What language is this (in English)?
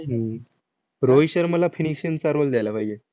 Marathi